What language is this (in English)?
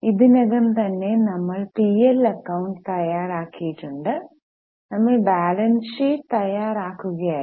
Malayalam